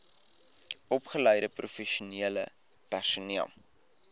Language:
Afrikaans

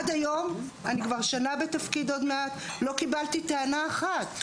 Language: Hebrew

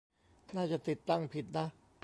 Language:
Thai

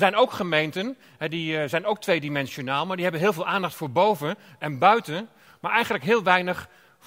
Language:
Dutch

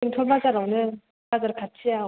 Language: Bodo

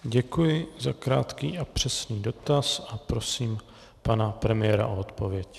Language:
Czech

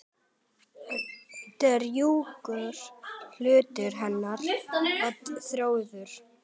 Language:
Icelandic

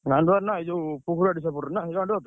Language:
Odia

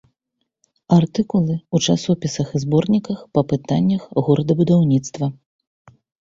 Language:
Belarusian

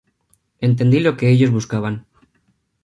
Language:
Spanish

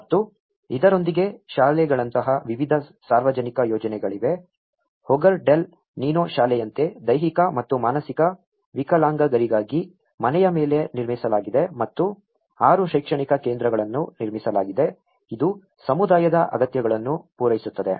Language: Kannada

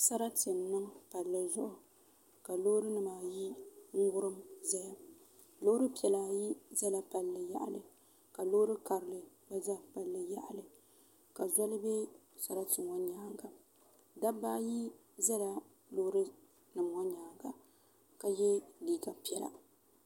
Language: Dagbani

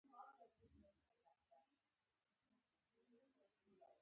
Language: Pashto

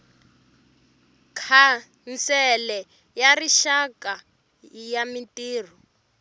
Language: Tsonga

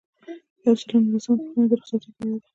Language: Pashto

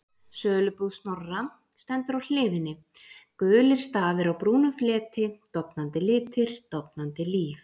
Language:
Icelandic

